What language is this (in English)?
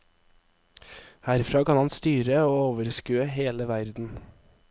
Norwegian